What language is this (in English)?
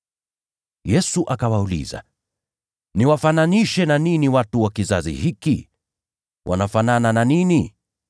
Swahili